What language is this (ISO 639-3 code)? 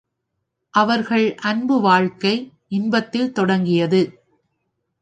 tam